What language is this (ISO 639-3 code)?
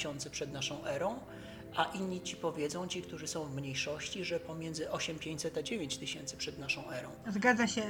pol